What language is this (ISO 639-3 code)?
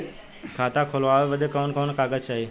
bho